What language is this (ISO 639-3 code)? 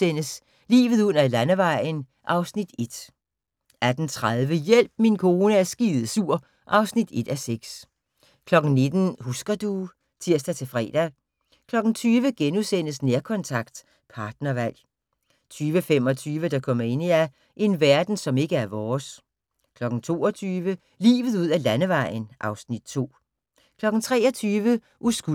dan